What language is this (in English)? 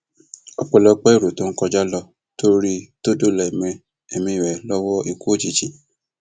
Yoruba